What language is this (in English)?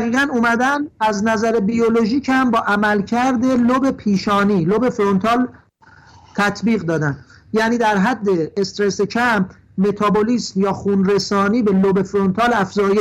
Persian